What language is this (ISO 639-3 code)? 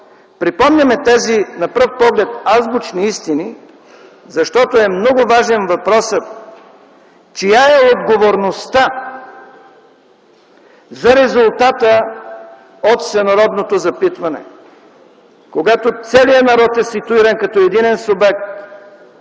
bul